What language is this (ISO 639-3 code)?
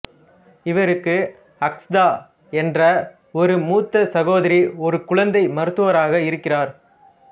tam